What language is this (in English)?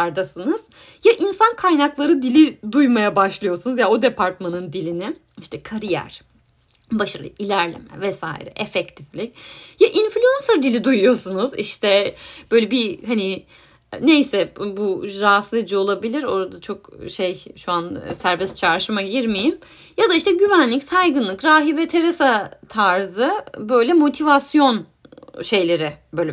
Turkish